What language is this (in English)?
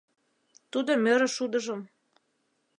Mari